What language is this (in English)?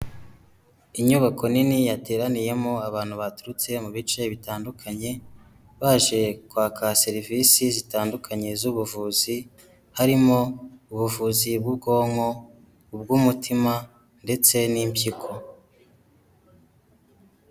Kinyarwanda